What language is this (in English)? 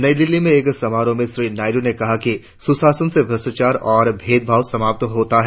Hindi